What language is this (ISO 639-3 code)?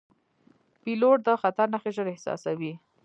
pus